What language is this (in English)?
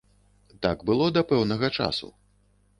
Belarusian